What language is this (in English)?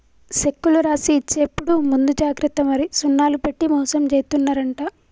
Telugu